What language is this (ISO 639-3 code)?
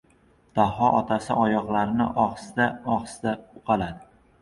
uzb